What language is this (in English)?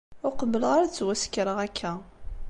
Kabyle